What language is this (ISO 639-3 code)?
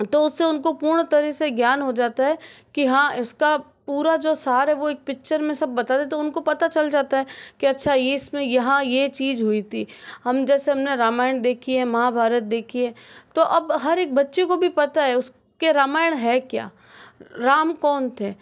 hin